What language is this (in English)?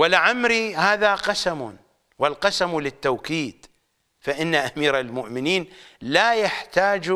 Arabic